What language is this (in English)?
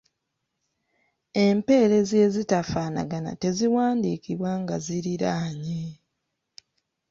Ganda